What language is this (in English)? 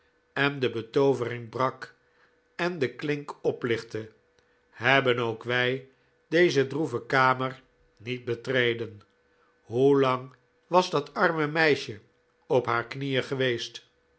Dutch